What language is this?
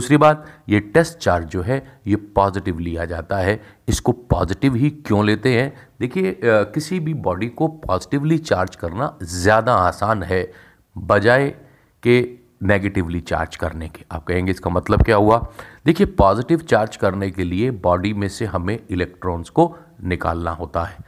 Hindi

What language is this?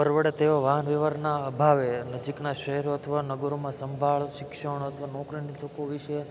Gujarati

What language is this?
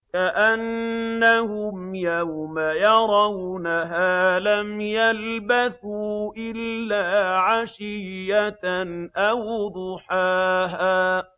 Arabic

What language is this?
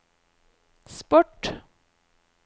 Norwegian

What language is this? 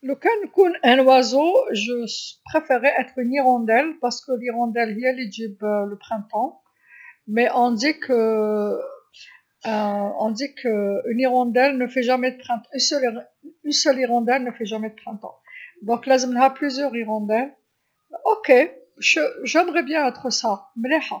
Algerian Arabic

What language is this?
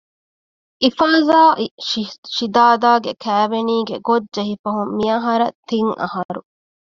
Divehi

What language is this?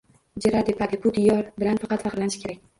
Uzbek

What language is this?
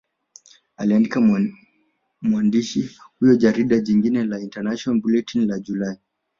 Swahili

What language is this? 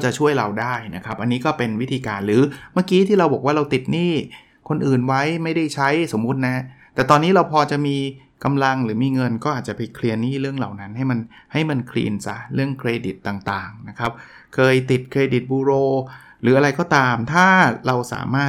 Thai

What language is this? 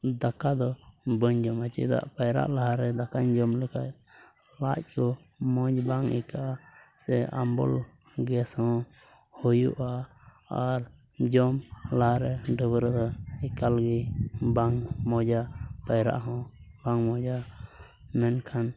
Santali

